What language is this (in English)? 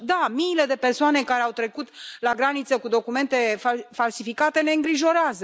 Romanian